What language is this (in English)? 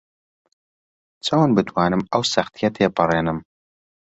Central Kurdish